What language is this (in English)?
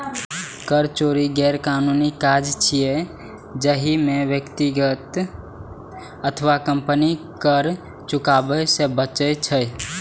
Maithili